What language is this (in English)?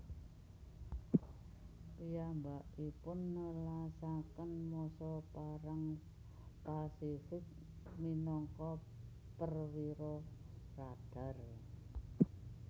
Javanese